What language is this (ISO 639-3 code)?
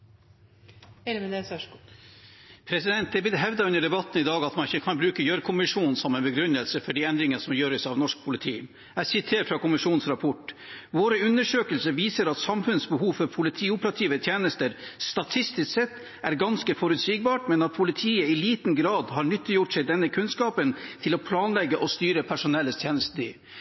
nob